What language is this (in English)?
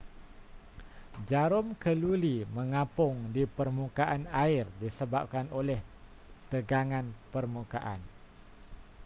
Malay